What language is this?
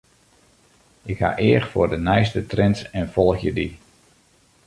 Western Frisian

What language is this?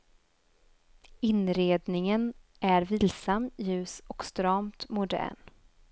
Swedish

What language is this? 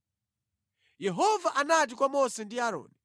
Nyanja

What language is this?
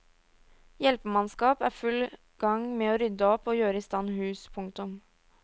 Norwegian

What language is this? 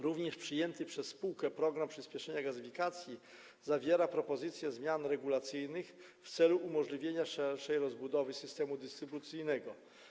Polish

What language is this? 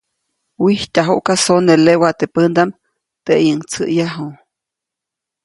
Copainalá Zoque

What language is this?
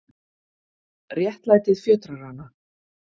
Icelandic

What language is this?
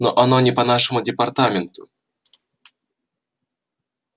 Russian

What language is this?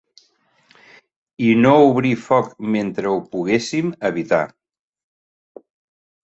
Catalan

